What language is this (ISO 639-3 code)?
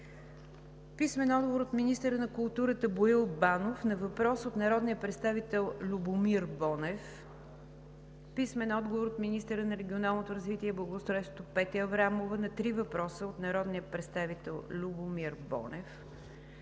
bul